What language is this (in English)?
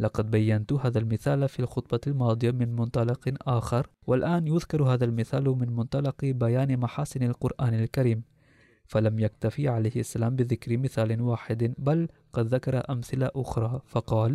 Arabic